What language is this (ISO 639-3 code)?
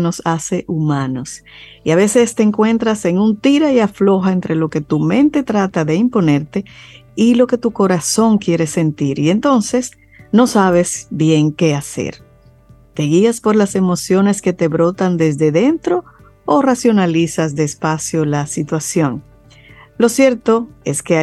spa